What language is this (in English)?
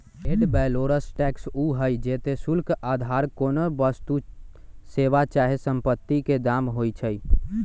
Magahi